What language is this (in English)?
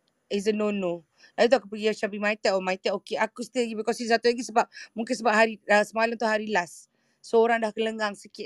Malay